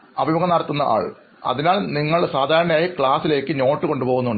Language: Malayalam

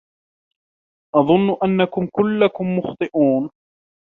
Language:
Arabic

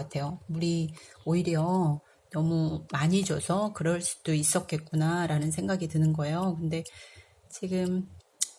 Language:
Korean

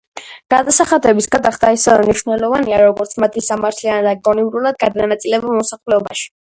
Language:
Georgian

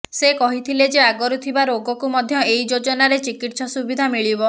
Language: Odia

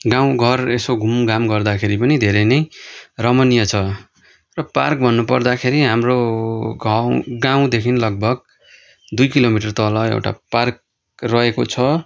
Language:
Nepali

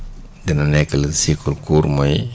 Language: Wolof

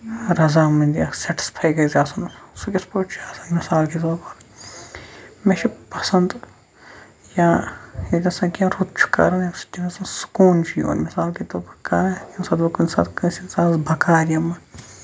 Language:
Kashmiri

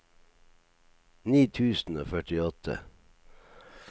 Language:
Norwegian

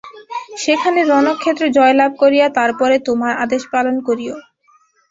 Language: Bangla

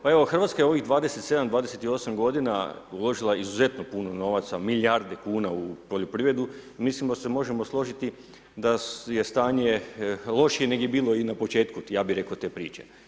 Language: Croatian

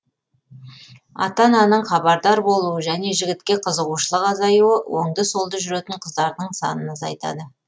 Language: Kazakh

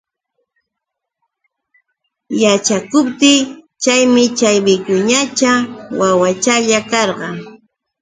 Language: Yauyos Quechua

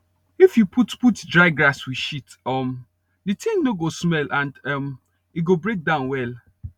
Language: Nigerian Pidgin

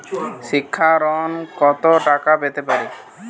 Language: Bangla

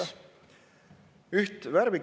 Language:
Estonian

